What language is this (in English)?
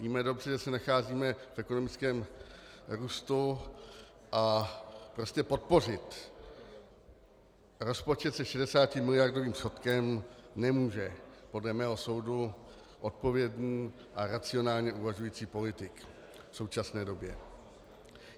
Czech